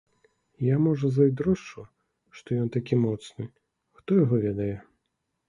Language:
Belarusian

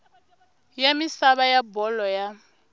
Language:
Tsonga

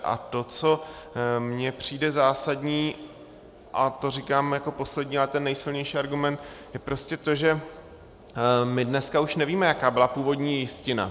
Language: Czech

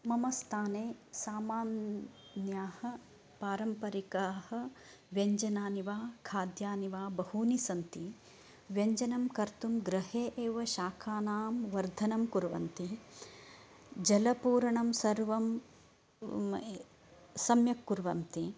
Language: Sanskrit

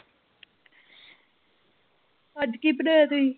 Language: Punjabi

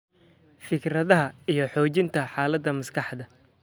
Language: Somali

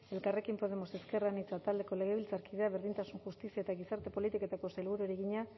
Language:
Basque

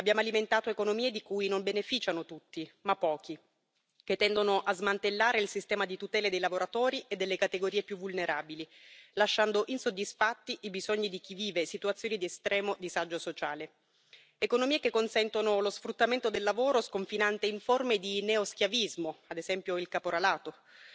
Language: Italian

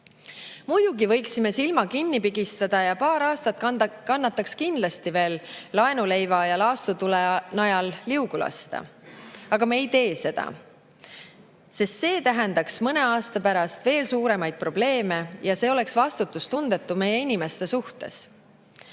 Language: Estonian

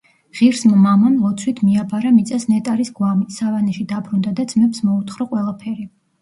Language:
Georgian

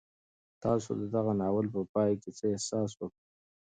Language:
Pashto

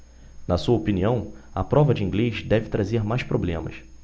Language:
Portuguese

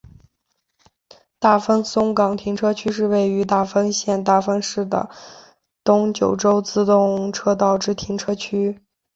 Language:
Chinese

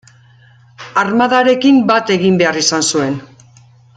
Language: Basque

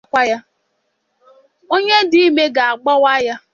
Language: Igbo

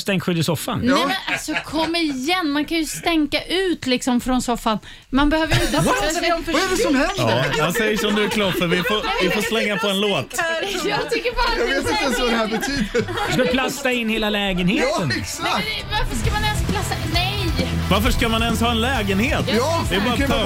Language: Swedish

